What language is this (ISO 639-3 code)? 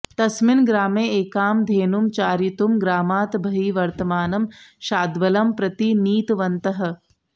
san